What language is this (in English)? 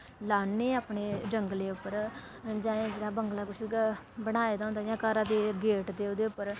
Dogri